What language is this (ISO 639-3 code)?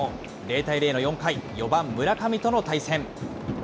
jpn